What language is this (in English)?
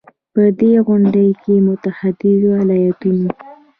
Pashto